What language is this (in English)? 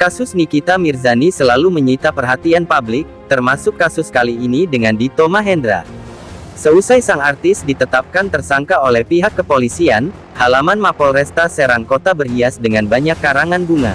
Indonesian